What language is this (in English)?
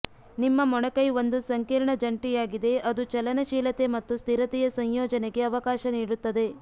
Kannada